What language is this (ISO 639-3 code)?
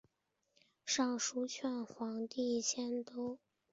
zho